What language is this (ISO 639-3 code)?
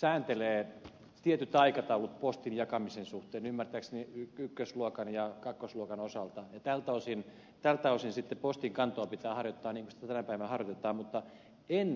fin